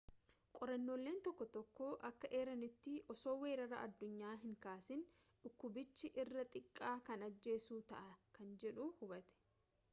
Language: Oromo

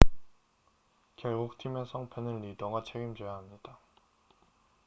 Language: Korean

